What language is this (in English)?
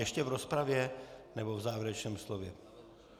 Czech